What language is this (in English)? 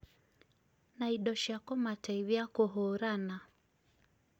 Kikuyu